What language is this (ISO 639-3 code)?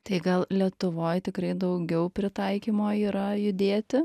lit